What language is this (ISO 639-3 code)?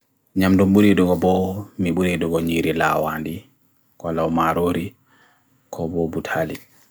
fui